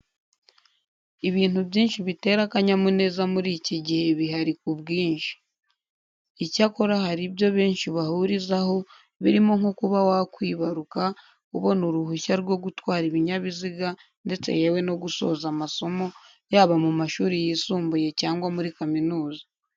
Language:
Kinyarwanda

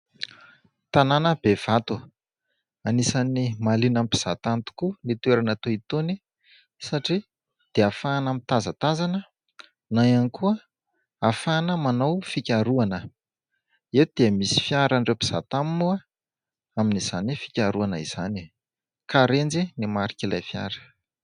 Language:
Malagasy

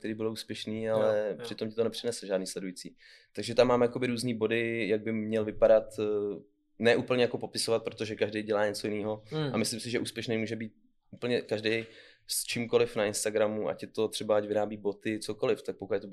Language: Czech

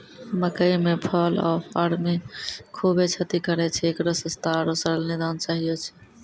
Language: Maithili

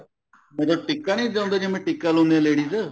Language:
Punjabi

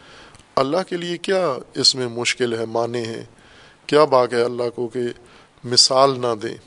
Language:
Urdu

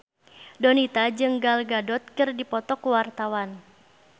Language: Sundanese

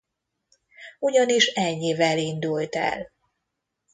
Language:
Hungarian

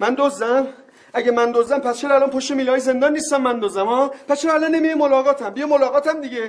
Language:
Persian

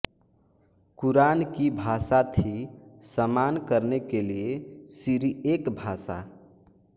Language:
Hindi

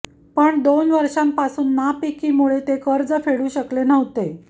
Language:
Marathi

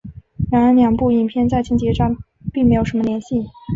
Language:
Chinese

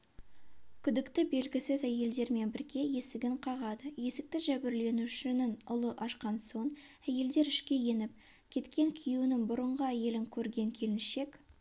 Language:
Kazakh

